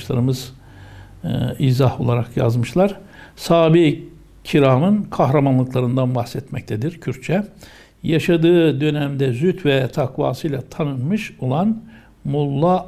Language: Turkish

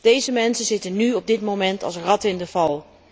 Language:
Dutch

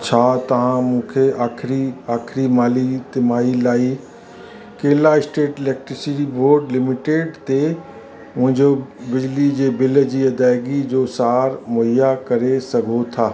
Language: Sindhi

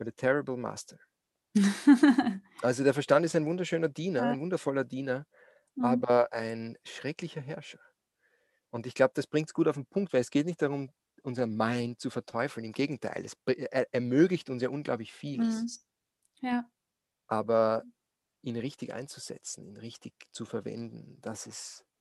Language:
German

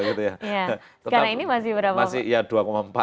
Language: Indonesian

